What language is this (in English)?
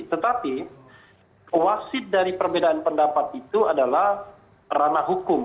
Indonesian